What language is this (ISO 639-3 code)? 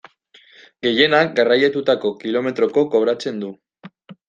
eus